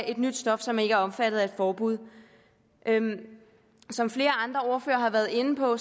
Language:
Danish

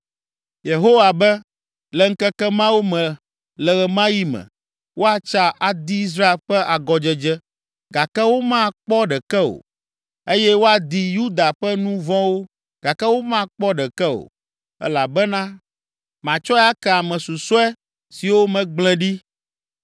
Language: Ewe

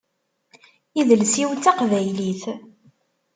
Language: Kabyle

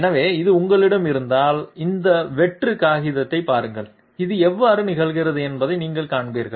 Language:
Tamil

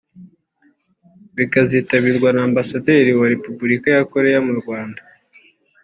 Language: Kinyarwanda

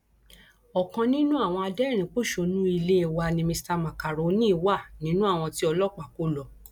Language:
Yoruba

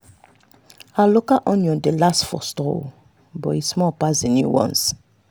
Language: Nigerian Pidgin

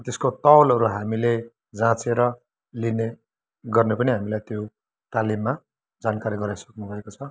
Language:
Nepali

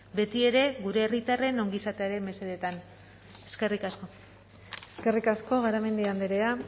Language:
Basque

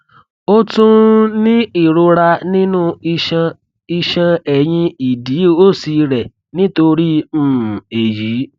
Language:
Yoruba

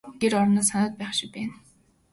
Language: Mongolian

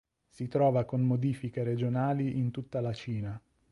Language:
Italian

